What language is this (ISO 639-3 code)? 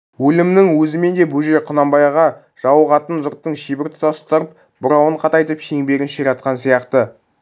kaz